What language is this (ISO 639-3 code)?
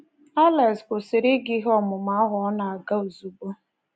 ibo